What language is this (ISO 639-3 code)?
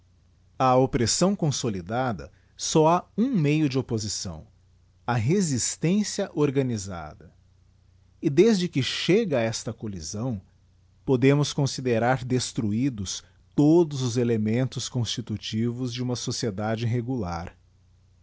por